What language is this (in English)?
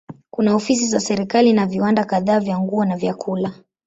Swahili